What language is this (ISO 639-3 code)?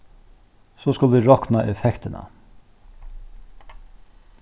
fao